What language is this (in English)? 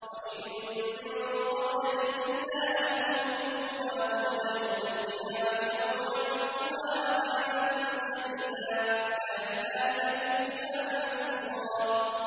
Arabic